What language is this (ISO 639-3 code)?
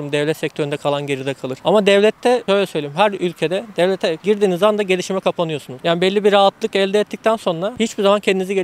tur